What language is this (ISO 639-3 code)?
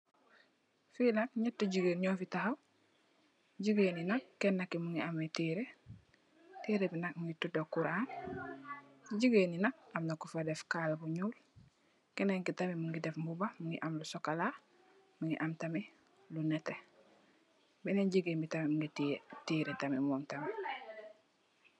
wol